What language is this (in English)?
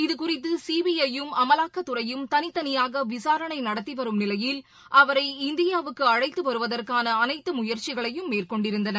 Tamil